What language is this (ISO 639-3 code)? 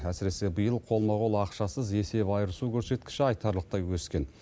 kaz